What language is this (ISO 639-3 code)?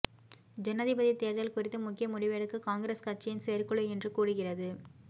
tam